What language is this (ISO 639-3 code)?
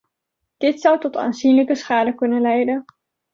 nld